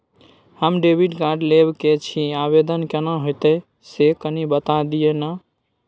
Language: Maithili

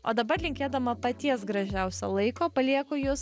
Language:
Lithuanian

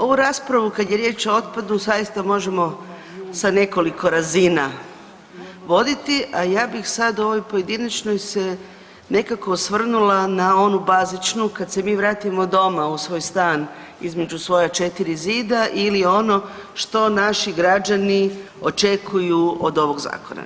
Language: Croatian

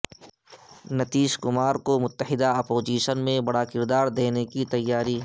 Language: Urdu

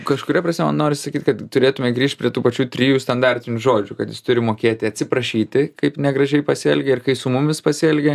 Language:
Lithuanian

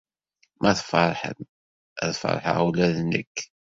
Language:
Kabyle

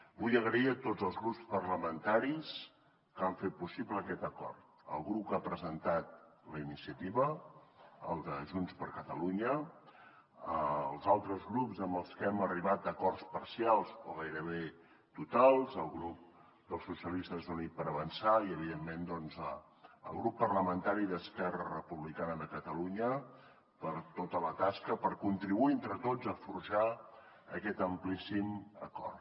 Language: Catalan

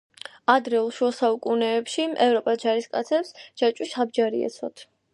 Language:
Georgian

